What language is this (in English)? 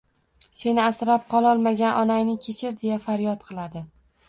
Uzbek